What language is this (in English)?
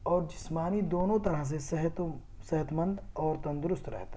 Urdu